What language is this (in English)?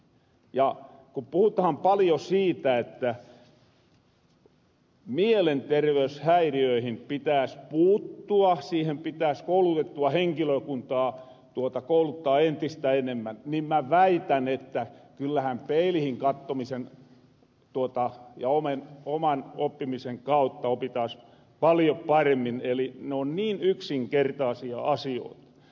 Finnish